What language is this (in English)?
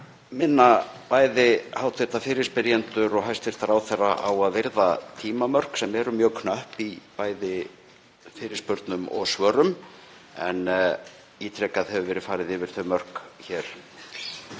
Icelandic